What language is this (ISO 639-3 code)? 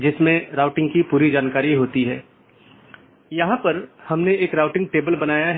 hin